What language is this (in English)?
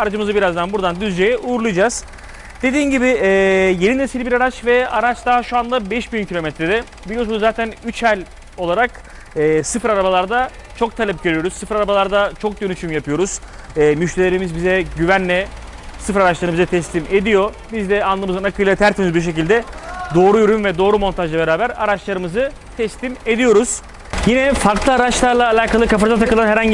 Turkish